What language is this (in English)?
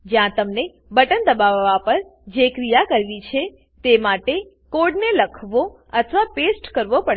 Gujarati